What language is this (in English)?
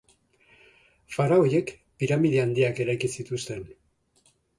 Basque